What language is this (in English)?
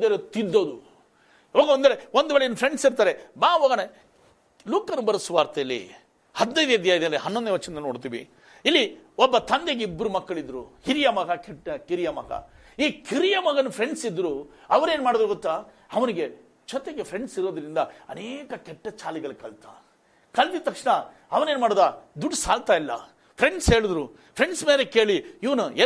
Kannada